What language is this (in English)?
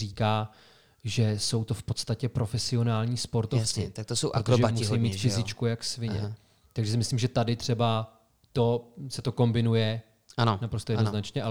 Czech